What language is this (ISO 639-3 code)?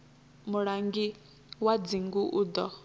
ven